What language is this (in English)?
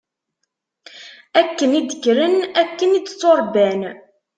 Kabyle